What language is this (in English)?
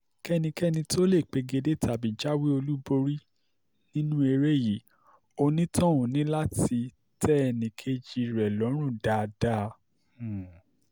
Yoruba